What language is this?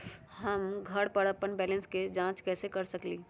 Magahi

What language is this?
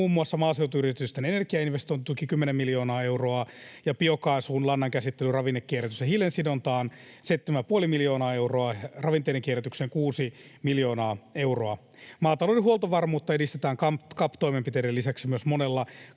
Finnish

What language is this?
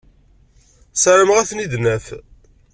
Kabyle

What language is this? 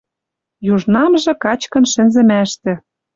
Western Mari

